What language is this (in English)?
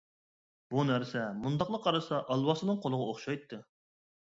Uyghur